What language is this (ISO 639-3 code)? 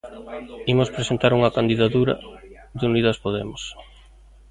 glg